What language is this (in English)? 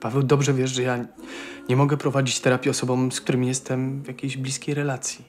Polish